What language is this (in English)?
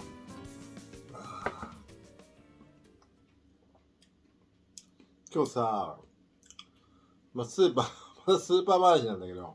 Japanese